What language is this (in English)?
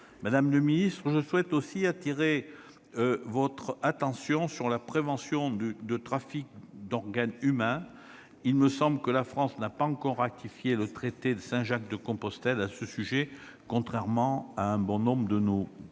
French